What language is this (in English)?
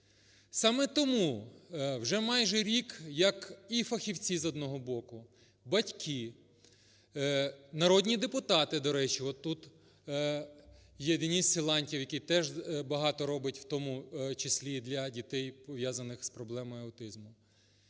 Ukrainian